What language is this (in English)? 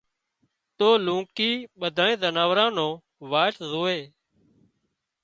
Wadiyara Koli